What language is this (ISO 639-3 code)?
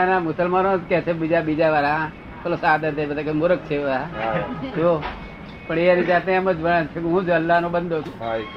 guj